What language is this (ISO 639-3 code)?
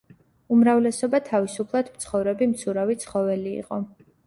kat